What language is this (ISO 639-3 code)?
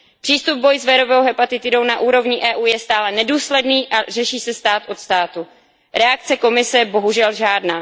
ces